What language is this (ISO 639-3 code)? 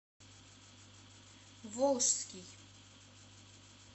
rus